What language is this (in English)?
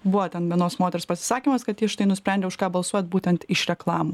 Lithuanian